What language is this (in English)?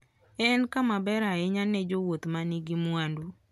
Luo (Kenya and Tanzania)